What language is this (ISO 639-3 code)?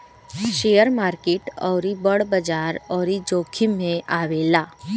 bho